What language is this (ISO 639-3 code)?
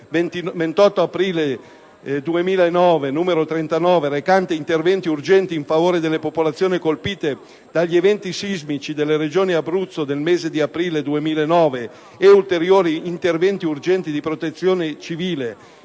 ita